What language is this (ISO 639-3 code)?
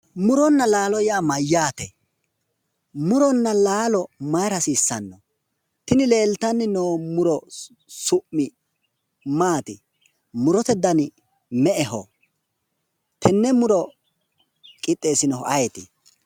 sid